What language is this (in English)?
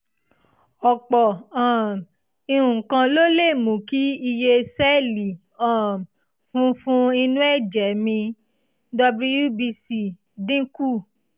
Yoruba